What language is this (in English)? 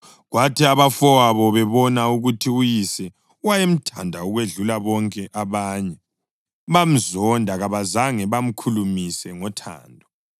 North Ndebele